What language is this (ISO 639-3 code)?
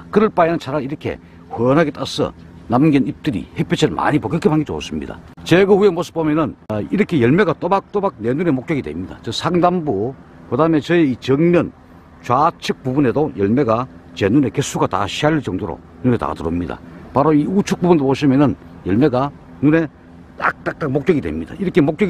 kor